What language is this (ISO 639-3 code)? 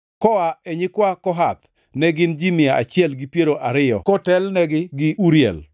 luo